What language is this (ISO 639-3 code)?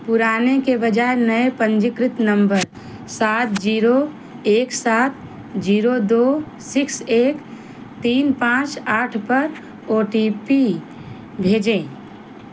hin